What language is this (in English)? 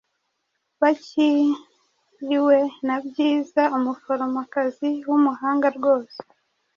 Kinyarwanda